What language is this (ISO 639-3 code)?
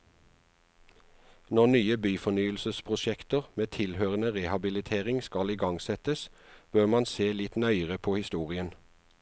nor